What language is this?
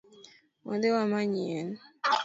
Luo (Kenya and Tanzania)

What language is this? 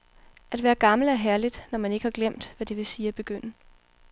Danish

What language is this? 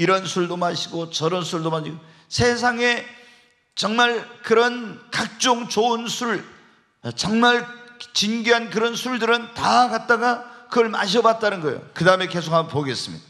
Korean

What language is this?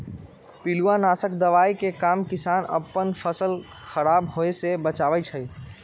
Magahi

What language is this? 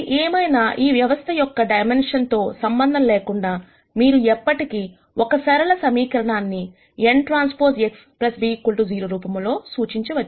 Telugu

